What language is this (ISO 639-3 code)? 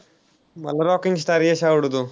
mar